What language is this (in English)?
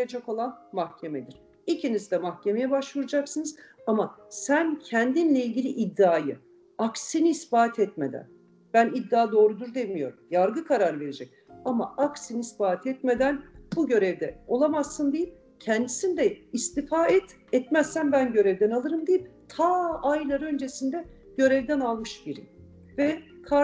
Turkish